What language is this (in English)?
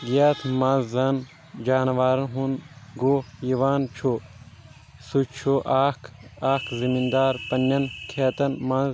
Kashmiri